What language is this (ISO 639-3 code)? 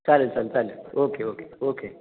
mar